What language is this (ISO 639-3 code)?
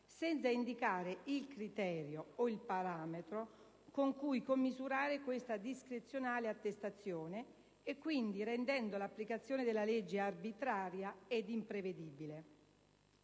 ita